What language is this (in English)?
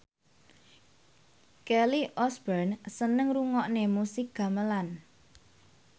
Javanese